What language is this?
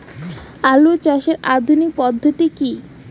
Bangla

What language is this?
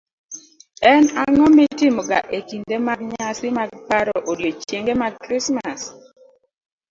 Luo (Kenya and Tanzania)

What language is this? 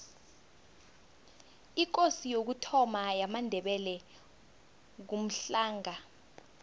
South Ndebele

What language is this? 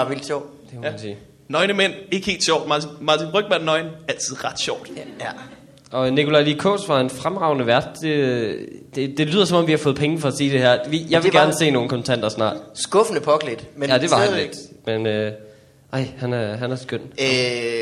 Danish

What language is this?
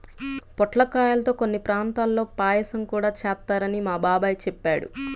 Telugu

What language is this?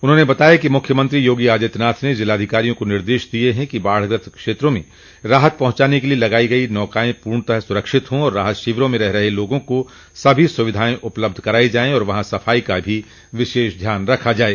Hindi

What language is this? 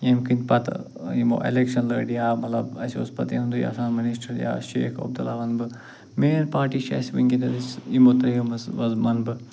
Kashmiri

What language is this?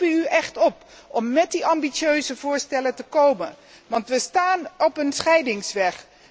Dutch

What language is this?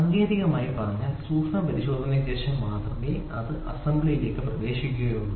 Malayalam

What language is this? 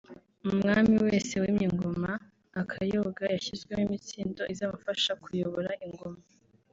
Kinyarwanda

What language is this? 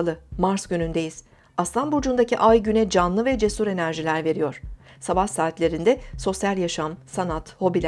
Turkish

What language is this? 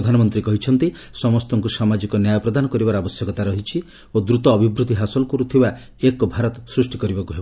Odia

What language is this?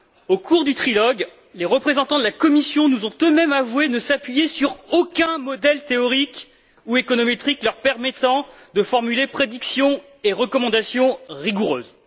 French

